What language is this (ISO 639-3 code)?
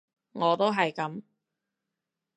yue